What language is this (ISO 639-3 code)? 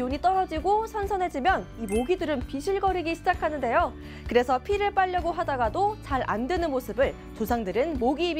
kor